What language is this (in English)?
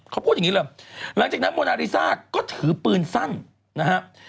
Thai